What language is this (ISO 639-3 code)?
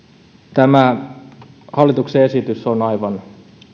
fin